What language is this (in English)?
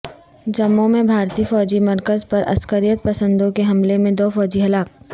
Urdu